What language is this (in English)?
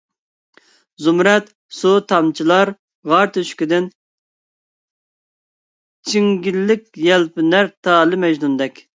Uyghur